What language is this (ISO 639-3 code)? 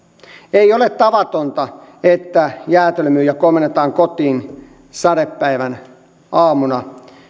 fin